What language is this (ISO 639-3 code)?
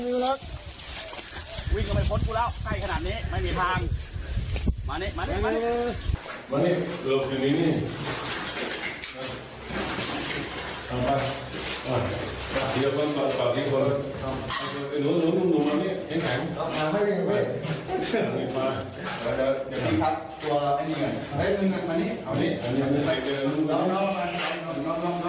tha